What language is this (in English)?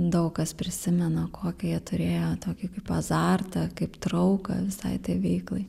Lithuanian